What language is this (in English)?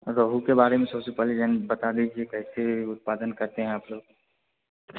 Hindi